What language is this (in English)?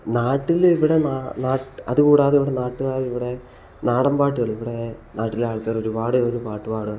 Malayalam